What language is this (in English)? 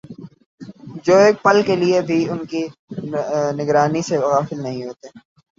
Urdu